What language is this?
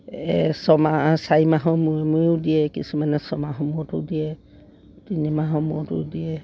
Assamese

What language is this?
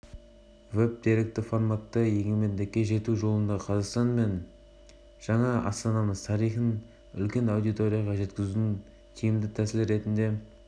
Kazakh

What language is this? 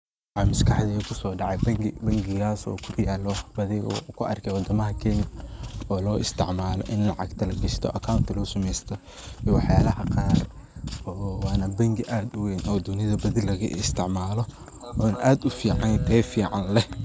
Somali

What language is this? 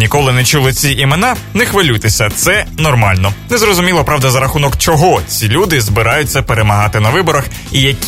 Ukrainian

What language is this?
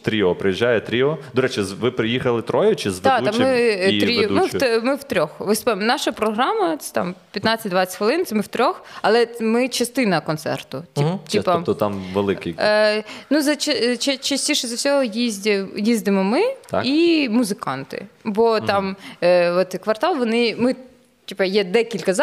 Ukrainian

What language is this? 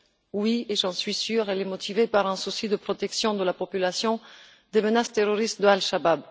French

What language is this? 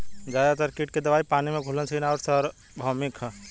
Bhojpuri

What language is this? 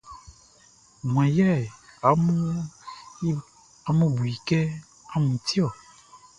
Baoulé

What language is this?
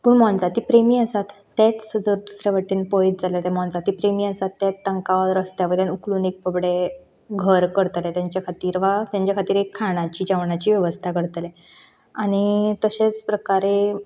Konkani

